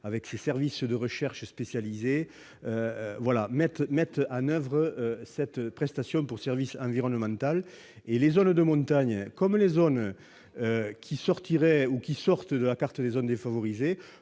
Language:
French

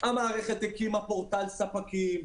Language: Hebrew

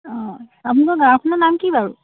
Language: Assamese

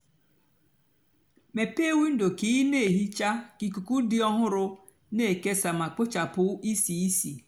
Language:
Igbo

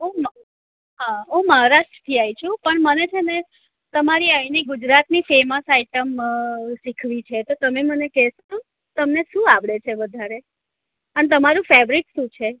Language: Gujarati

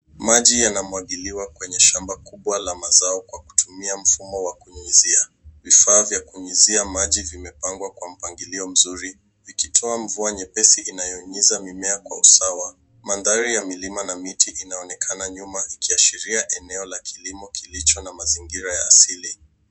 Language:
Swahili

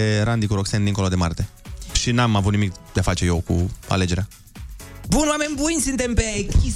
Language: Romanian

